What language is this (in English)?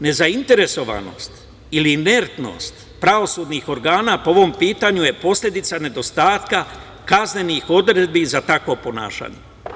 Serbian